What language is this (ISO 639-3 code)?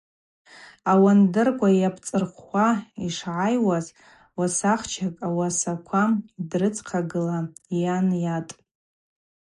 abq